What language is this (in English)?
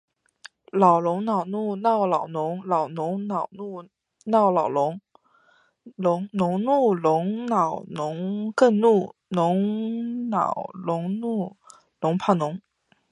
Chinese